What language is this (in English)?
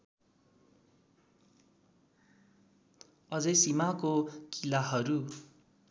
Nepali